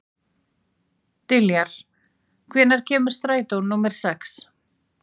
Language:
Icelandic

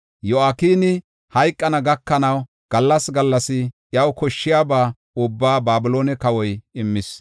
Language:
Gofa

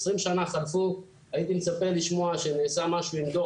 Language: Hebrew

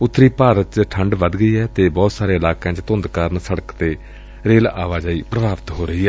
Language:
Punjabi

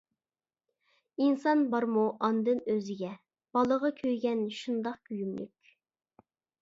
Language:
Uyghur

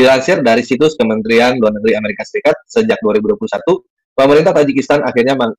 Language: Indonesian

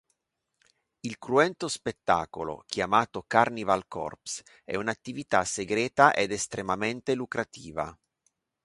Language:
Italian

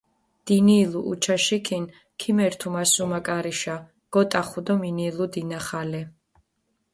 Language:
Mingrelian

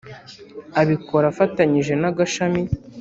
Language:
Kinyarwanda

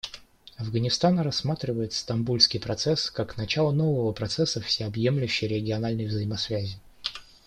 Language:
Russian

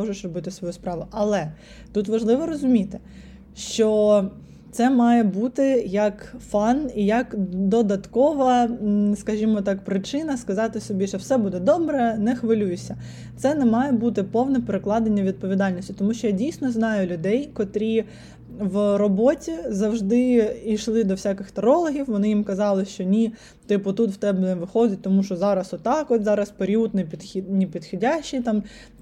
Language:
Ukrainian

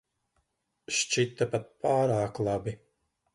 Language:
Latvian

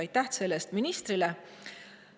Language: Estonian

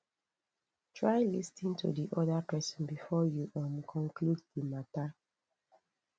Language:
Nigerian Pidgin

